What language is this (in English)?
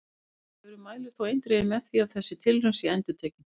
Icelandic